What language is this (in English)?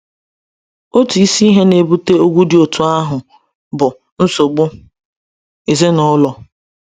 Igbo